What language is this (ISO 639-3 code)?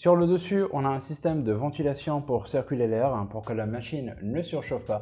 fra